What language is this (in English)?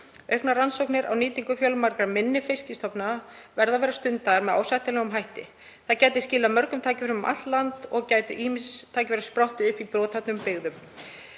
Icelandic